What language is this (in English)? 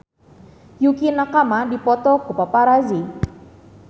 Sundanese